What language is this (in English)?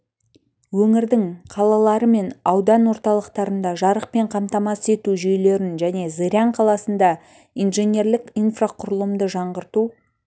Kazakh